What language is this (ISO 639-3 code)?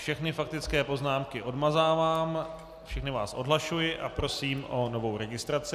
ces